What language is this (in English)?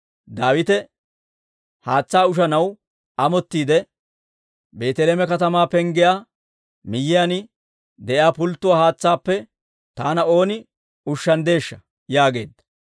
Dawro